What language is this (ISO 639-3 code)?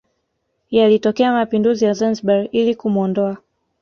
swa